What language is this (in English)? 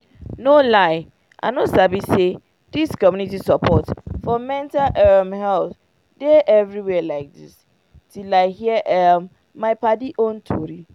Nigerian Pidgin